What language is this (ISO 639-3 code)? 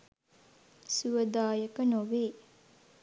sin